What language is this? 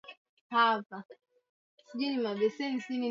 Swahili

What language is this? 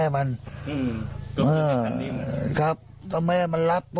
Thai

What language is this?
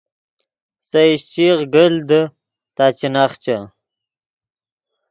Yidgha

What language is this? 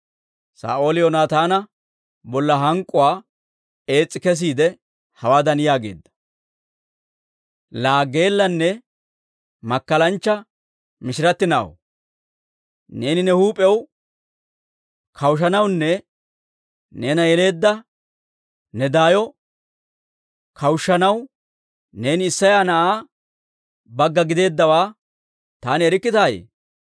Dawro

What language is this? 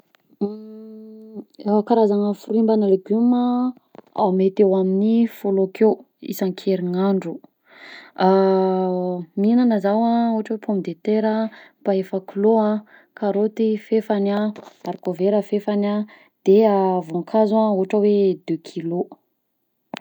Southern Betsimisaraka Malagasy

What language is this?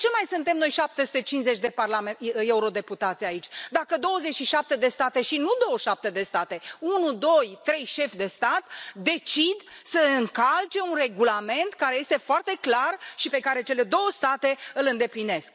Romanian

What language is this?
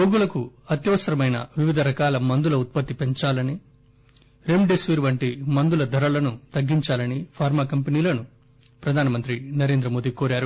Telugu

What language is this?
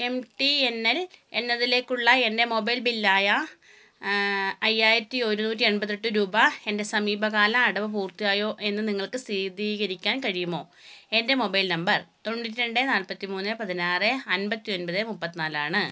Malayalam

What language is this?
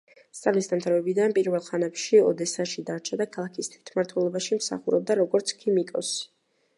Georgian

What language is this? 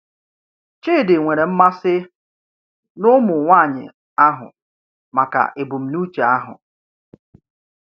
Igbo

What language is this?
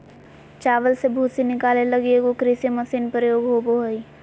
Magahi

